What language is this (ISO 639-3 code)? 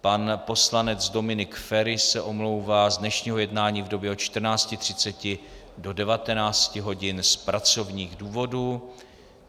ces